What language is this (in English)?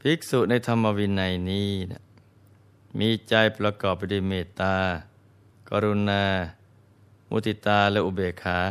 Thai